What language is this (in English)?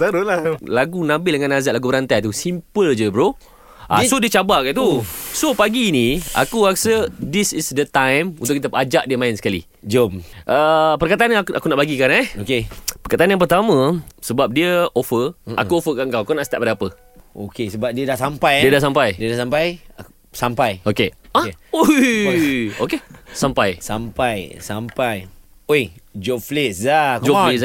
Malay